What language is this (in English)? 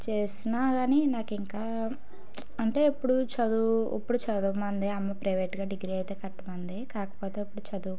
Telugu